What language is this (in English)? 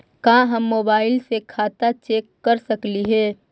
Magahi